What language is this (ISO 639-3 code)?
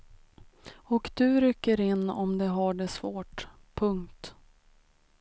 swe